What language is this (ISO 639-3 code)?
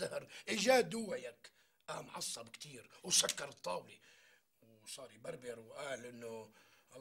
ara